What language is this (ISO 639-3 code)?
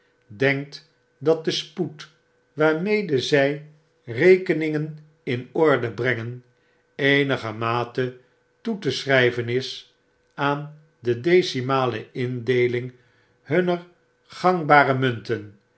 nld